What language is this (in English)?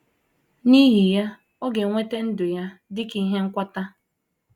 Igbo